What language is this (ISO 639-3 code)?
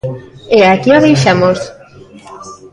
glg